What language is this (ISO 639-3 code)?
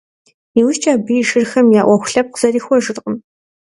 kbd